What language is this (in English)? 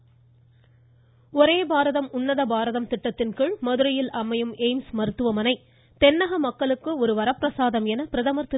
Tamil